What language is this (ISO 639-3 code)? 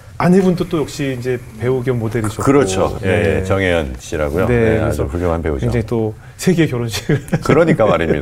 kor